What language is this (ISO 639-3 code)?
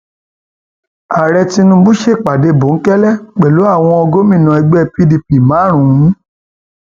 yor